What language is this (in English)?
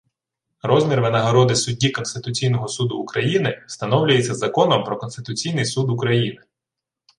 Ukrainian